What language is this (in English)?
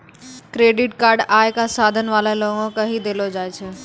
Maithili